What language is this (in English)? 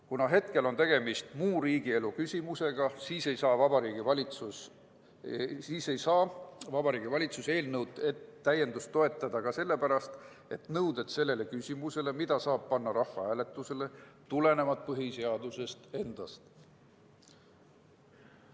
Estonian